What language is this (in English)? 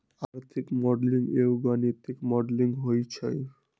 Magahi